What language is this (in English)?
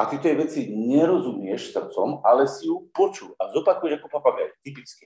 Slovak